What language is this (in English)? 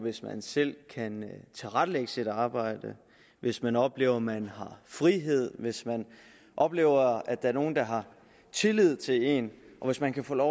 Danish